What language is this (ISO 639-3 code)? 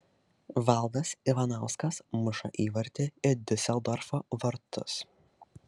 lit